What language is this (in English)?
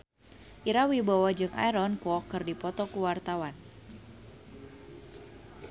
Sundanese